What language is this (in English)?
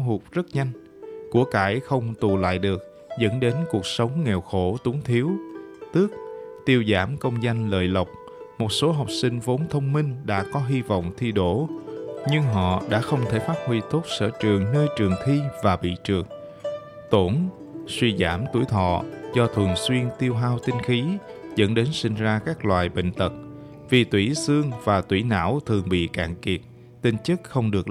Vietnamese